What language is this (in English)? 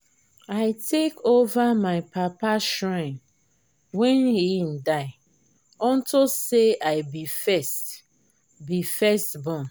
Nigerian Pidgin